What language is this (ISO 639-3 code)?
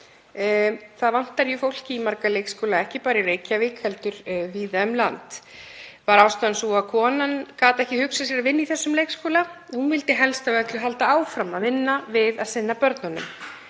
isl